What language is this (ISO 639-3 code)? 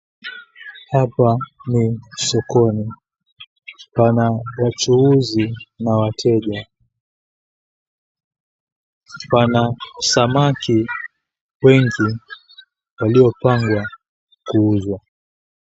swa